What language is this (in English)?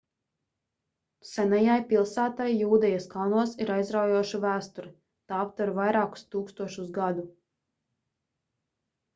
Latvian